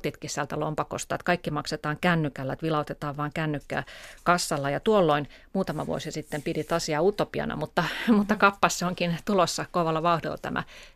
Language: Finnish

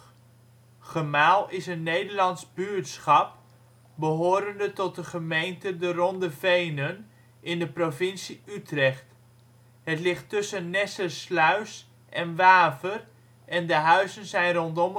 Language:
Dutch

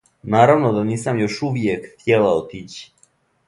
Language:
Serbian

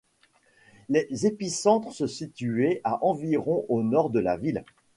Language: French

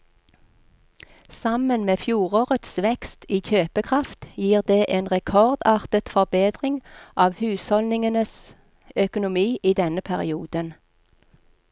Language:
Norwegian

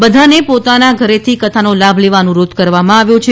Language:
Gujarati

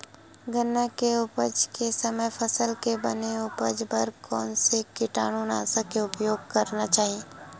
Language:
Chhattisgarhi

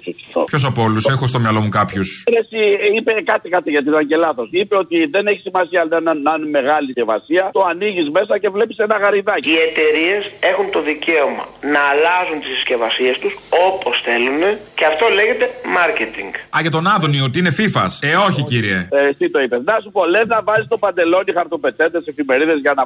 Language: Greek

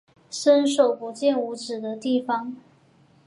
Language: Chinese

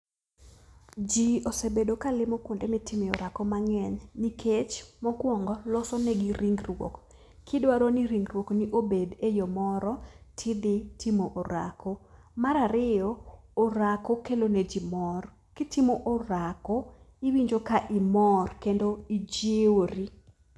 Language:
Luo (Kenya and Tanzania)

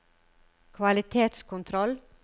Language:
Norwegian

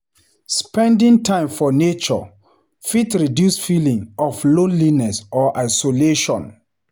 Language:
Nigerian Pidgin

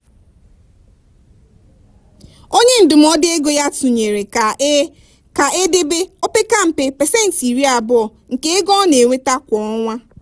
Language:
Igbo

